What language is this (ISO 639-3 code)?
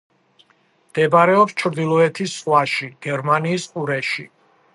kat